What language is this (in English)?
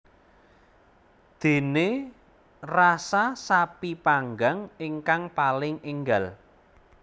Javanese